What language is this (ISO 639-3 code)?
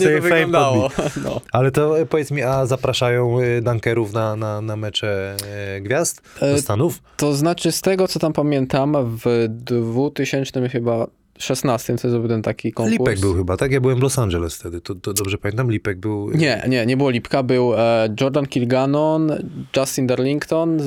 pol